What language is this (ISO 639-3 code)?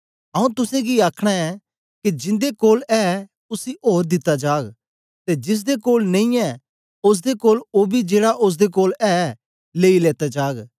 doi